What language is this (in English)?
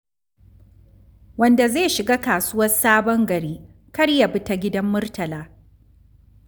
Hausa